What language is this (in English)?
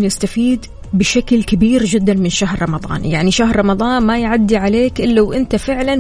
Arabic